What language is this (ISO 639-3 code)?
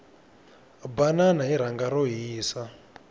tso